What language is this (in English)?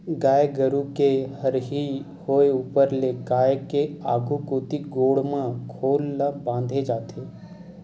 Chhattisgarhi